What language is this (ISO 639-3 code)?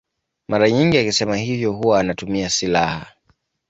swa